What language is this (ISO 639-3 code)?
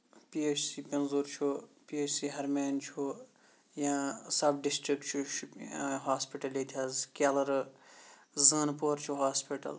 kas